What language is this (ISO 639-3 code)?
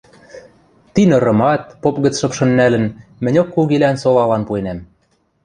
mrj